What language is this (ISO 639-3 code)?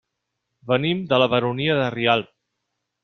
cat